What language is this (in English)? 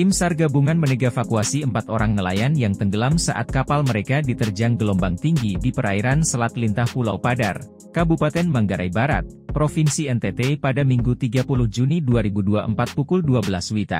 Indonesian